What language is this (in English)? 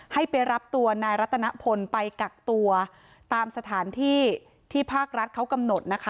Thai